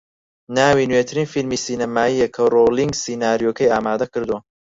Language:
Central Kurdish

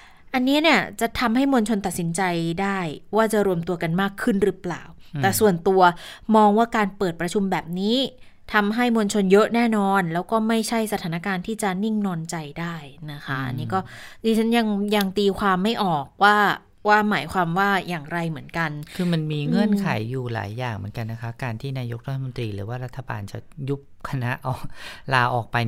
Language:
Thai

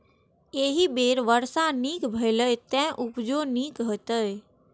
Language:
Maithili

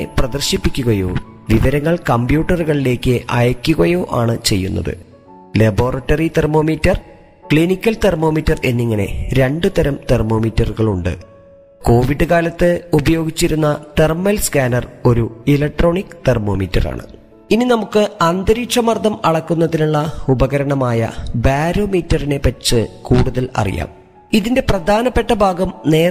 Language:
Malayalam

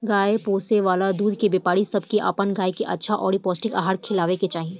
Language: Bhojpuri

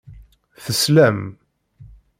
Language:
Kabyle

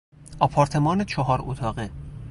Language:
Persian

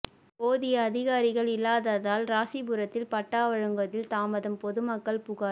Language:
Tamil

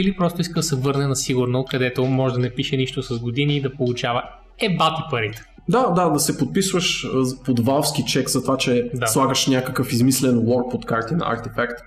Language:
Bulgarian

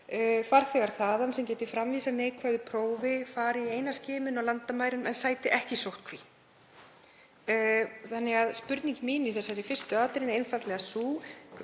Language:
Icelandic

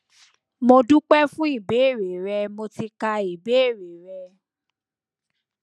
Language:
Yoruba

